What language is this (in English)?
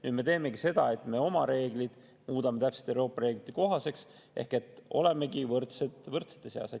Estonian